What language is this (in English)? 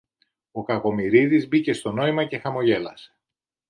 Greek